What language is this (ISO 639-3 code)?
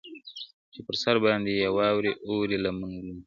pus